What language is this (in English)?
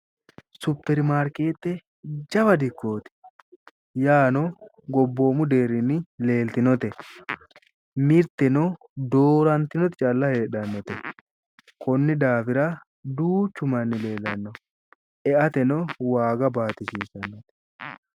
Sidamo